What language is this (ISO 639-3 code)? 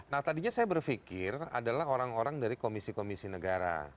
ind